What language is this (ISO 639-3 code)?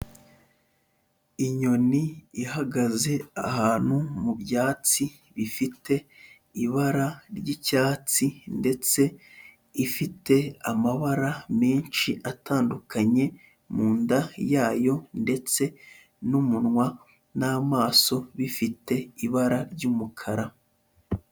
kin